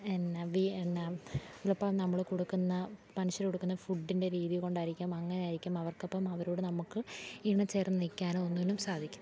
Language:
Malayalam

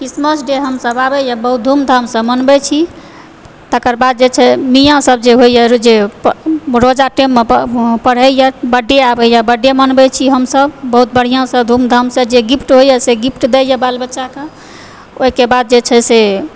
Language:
Maithili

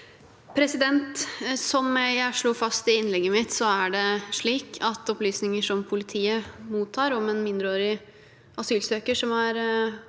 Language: Norwegian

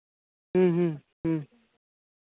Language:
Santali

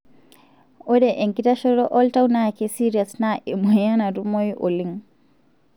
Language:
Masai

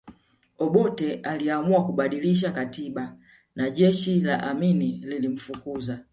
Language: Swahili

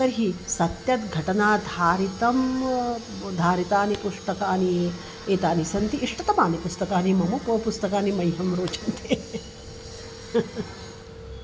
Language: Sanskrit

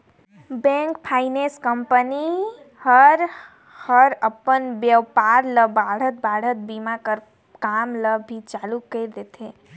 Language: Chhattisgarhi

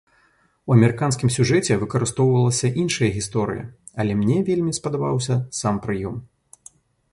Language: Belarusian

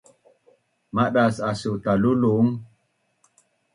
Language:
Bunun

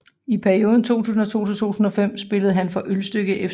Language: Danish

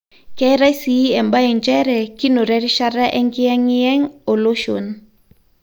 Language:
Masai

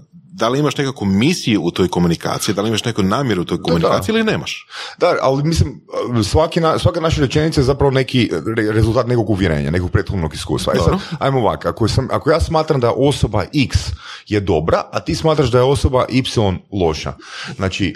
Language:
Croatian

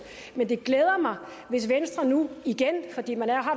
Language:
Danish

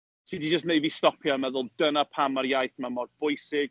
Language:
Welsh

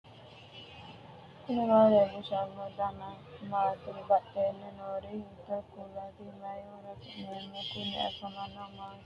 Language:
Sidamo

